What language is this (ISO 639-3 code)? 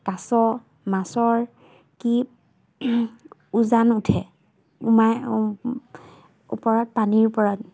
asm